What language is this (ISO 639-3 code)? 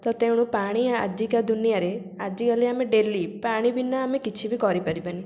ori